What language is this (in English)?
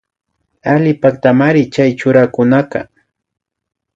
Imbabura Highland Quichua